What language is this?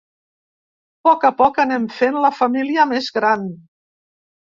Catalan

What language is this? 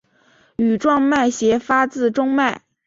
Chinese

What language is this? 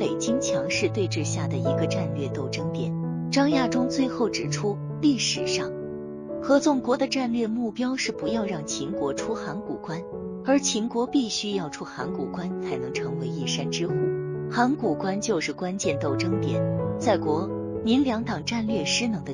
Chinese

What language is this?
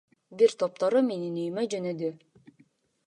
Kyrgyz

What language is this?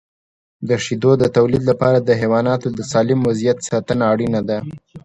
Pashto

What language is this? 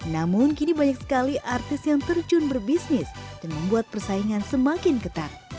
Indonesian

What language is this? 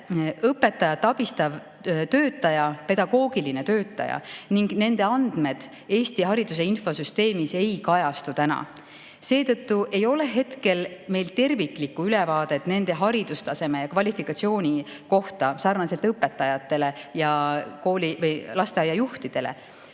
Estonian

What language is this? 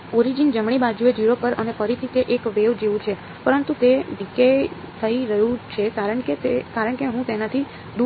Gujarati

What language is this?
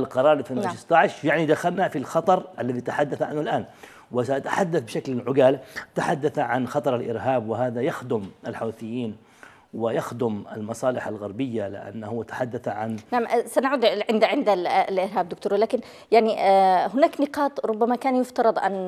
Arabic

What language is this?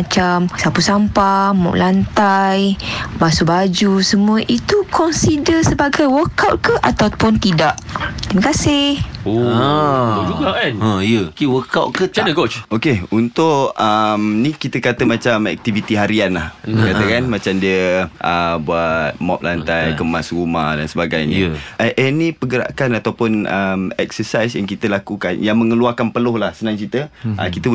Malay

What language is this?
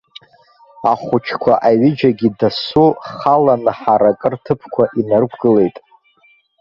Abkhazian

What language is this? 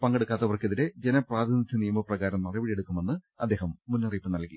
Malayalam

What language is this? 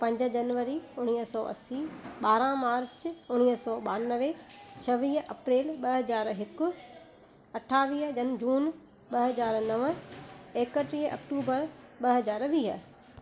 Sindhi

